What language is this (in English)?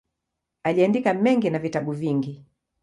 Swahili